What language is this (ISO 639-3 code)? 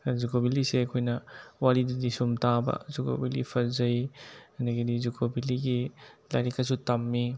mni